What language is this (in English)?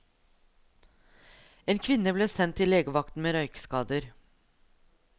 Norwegian